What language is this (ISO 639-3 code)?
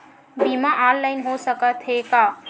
hne